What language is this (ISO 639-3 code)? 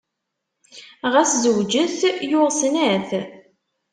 kab